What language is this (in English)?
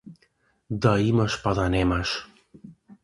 Macedonian